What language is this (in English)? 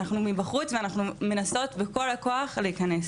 Hebrew